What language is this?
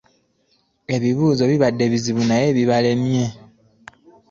Ganda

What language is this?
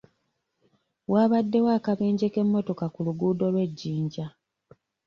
Ganda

